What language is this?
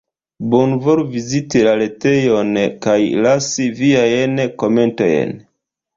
Esperanto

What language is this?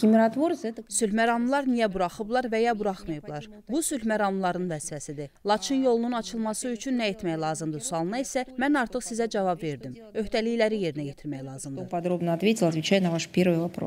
Turkish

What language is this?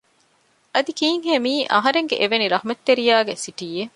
Divehi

